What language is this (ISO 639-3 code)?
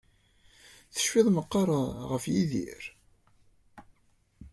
kab